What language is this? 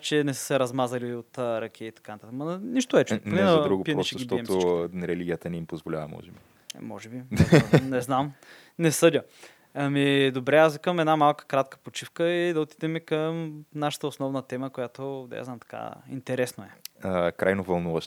Bulgarian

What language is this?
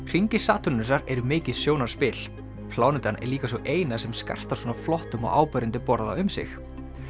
Icelandic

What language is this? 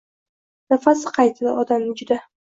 Uzbek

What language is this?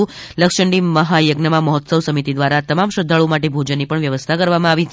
Gujarati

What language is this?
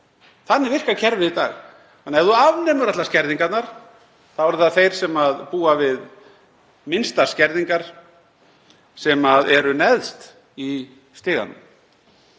Icelandic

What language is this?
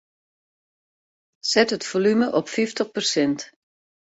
Western Frisian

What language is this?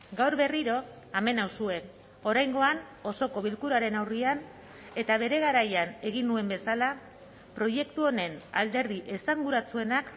Basque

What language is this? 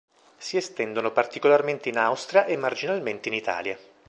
Italian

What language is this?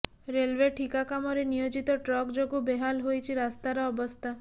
Odia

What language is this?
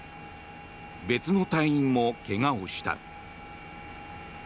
Japanese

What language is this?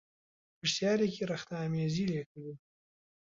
Central Kurdish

